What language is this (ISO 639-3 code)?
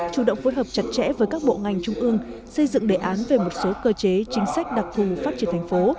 vie